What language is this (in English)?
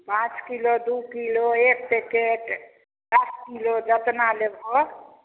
Maithili